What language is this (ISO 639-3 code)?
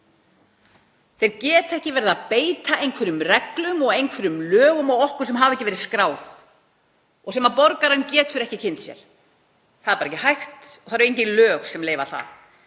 isl